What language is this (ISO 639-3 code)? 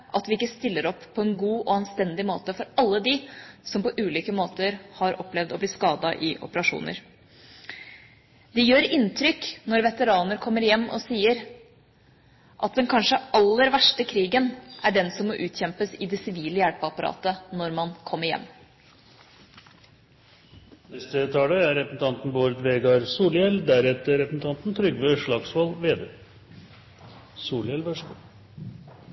nor